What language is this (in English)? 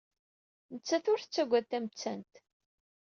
Kabyle